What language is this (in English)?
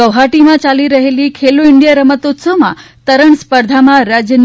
Gujarati